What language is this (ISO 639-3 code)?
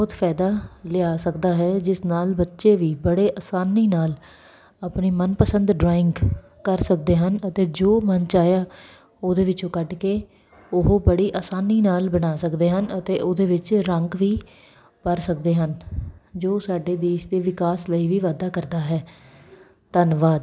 pan